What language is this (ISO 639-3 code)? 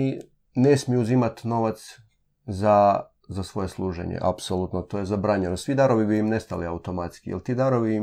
hrv